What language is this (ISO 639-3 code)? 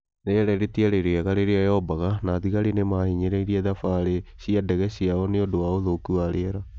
kik